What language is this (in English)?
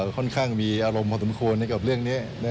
Thai